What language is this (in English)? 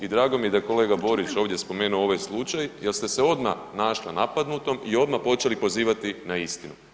Croatian